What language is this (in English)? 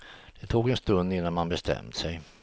Swedish